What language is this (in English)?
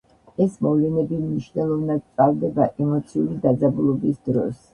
Georgian